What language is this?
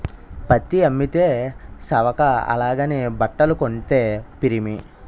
Telugu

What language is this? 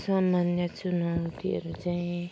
Nepali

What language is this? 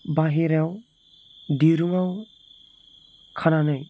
Bodo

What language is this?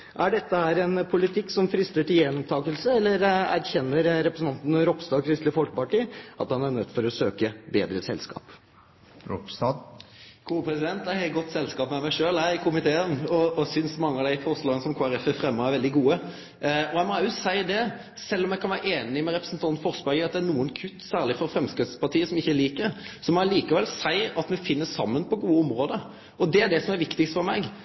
Norwegian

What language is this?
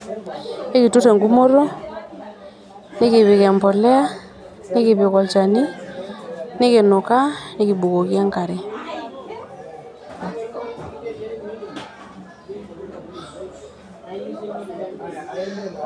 Masai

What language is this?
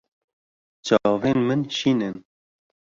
Kurdish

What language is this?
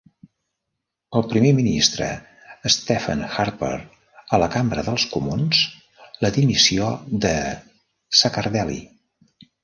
Catalan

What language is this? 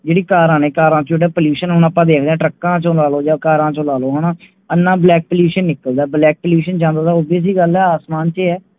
Punjabi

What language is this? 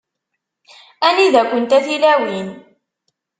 Kabyle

